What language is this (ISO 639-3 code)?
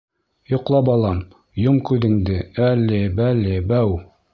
bak